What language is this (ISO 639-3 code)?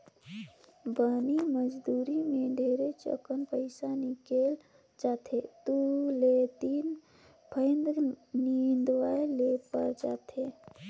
hne